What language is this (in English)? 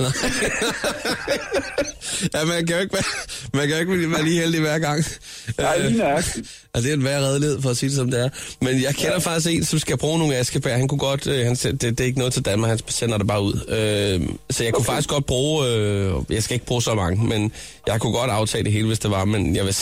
Danish